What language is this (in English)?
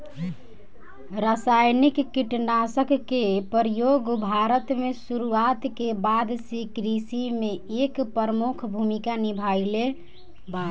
Bhojpuri